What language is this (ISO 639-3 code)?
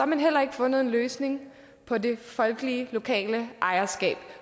dan